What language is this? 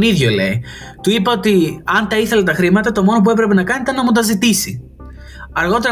Greek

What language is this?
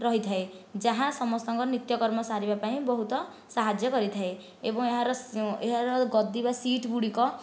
Odia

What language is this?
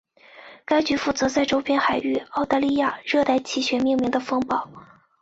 Chinese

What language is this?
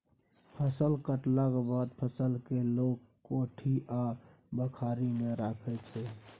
Maithili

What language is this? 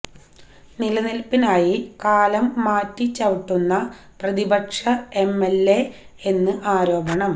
Malayalam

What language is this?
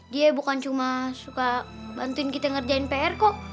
Indonesian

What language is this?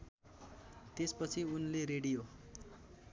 Nepali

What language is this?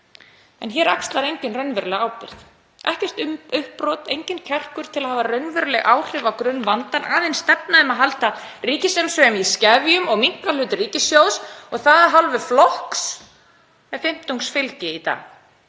Icelandic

